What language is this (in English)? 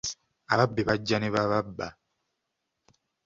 Ganda